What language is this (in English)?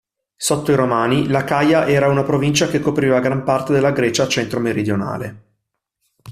Italian